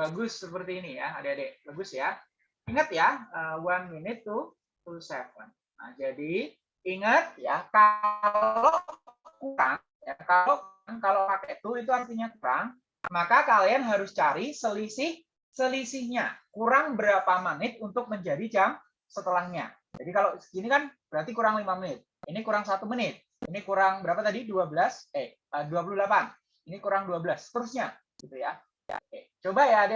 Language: Indonesian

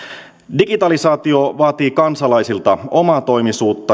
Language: Finnish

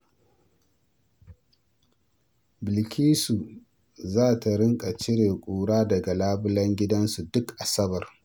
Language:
Hausa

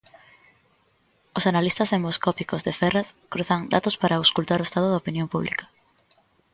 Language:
Galician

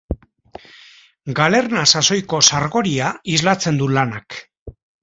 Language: Basque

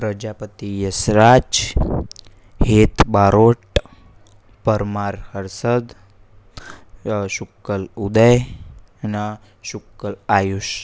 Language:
Gujarati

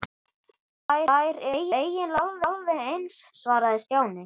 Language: Icelandic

